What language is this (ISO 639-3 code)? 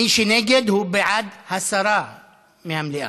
heb